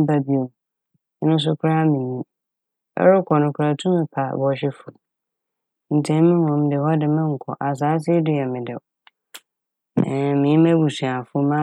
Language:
Akan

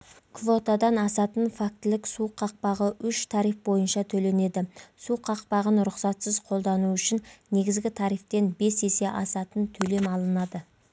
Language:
Kazakh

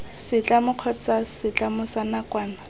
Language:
Tswana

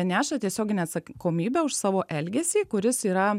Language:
Lithuanian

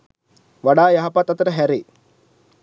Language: Sinhala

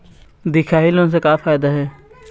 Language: Chhattisgarhi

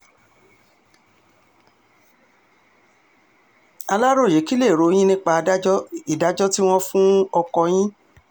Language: Yoruba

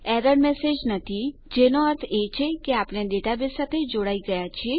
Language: Gujarati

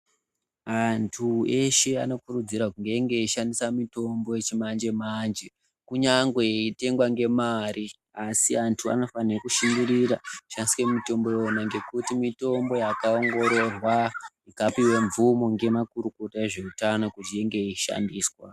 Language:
Ndau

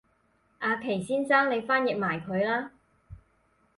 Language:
Cantonese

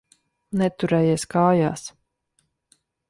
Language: Latvian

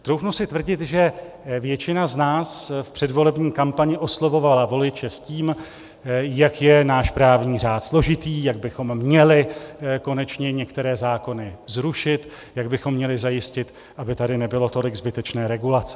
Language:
Czech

